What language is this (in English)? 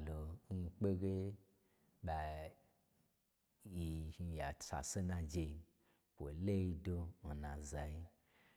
Gbagyi